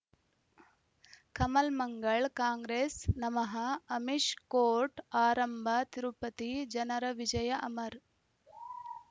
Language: Kannada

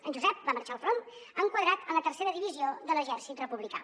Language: Catalan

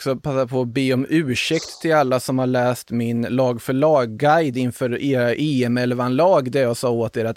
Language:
Swedish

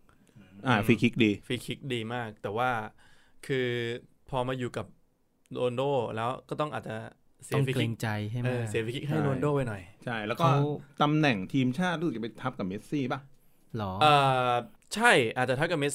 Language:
Thai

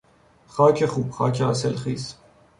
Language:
Persian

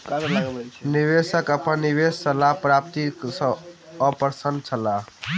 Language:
Maithili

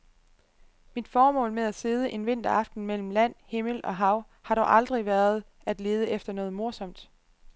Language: Danish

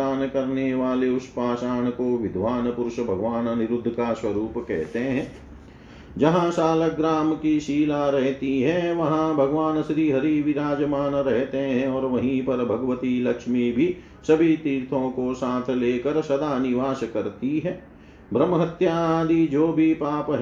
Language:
Hindi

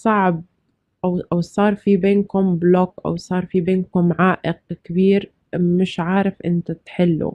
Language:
Arabic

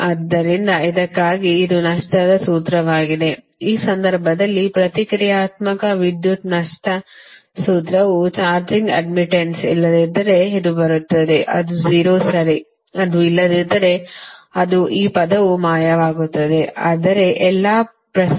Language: Kannada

